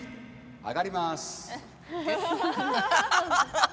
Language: Japanese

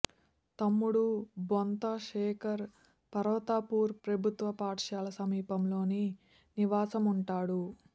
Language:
Telugu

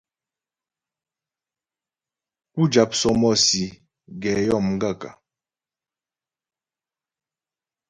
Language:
Ghomala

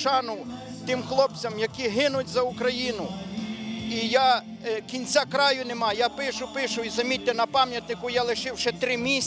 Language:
Ukrainian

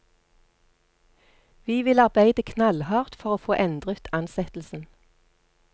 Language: Norwegian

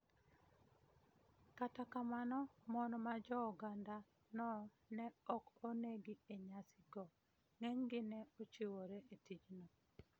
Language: Luo (Kenya and Tanzania)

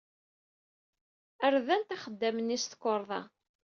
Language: Kabyle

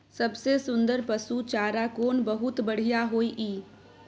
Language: Maithili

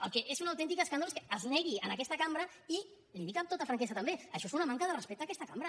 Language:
Catalan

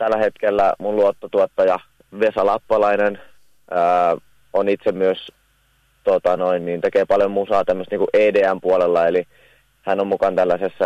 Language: Finnish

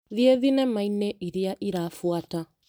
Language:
Kikuyu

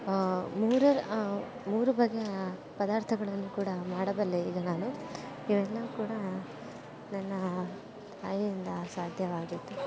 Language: Kannada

